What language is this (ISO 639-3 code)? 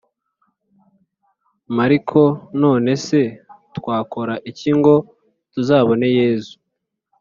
kin